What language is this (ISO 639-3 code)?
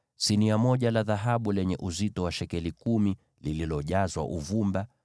swa